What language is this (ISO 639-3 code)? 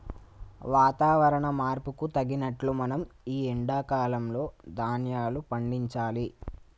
tel